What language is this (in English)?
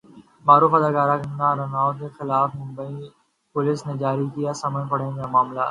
Urdu